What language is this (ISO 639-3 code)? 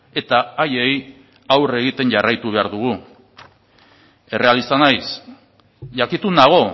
eus